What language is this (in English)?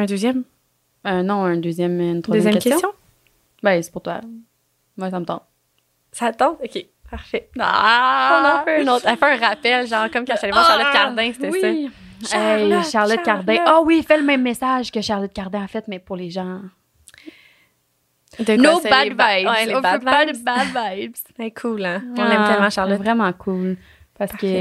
French